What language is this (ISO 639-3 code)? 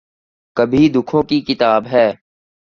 urd